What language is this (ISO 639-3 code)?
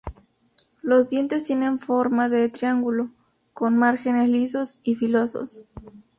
spa